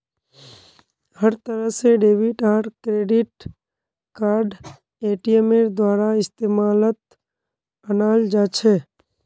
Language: Magahi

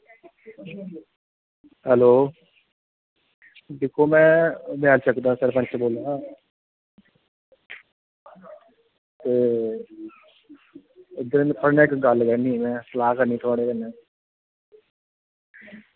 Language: Dogri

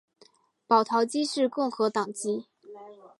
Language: Chinese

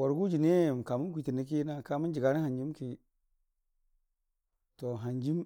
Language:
Dijim-Bwilim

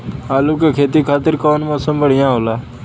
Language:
Bhojpuri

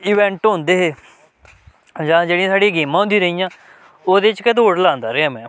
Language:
Dogri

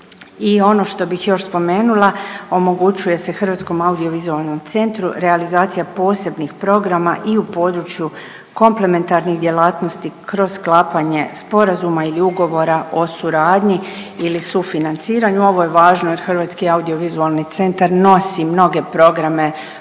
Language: Croatian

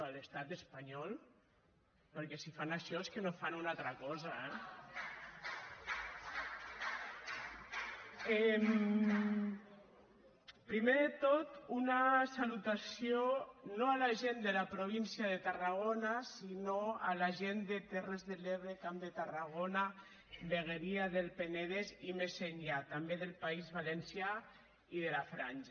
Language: Catalan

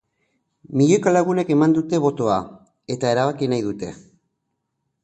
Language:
Basque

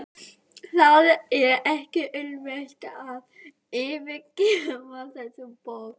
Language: Icelandic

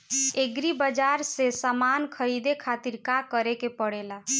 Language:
Bhojpuri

